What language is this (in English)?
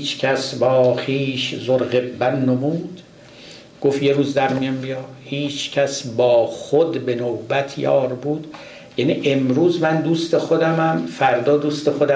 Persian